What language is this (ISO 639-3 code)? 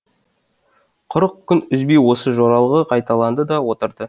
kaz